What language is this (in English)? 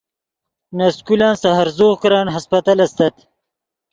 Yidgha